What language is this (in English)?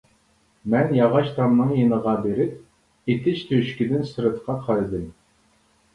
Uyghur